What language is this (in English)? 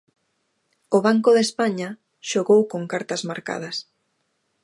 Galician